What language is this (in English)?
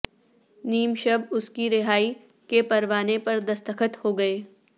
Urdu